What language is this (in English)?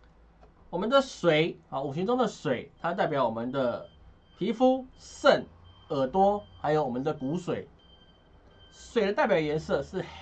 Chinese